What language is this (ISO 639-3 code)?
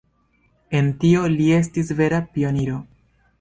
epo